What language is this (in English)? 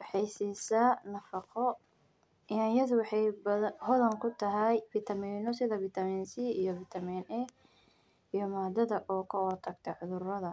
Somali